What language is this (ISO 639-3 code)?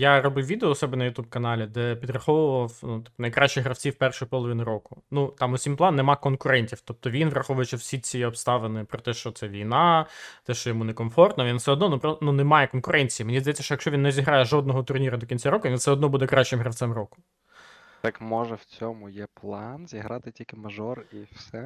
ukr